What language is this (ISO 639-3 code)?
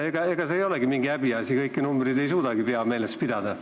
est